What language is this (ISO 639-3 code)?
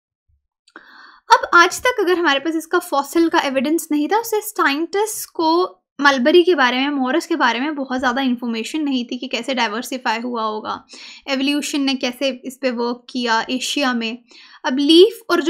hin